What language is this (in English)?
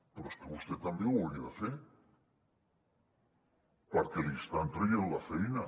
Catalan